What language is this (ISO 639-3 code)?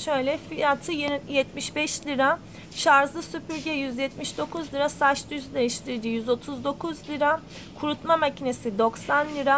tur